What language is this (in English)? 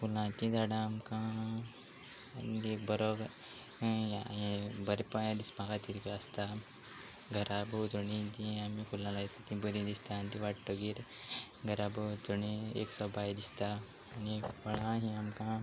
Konkani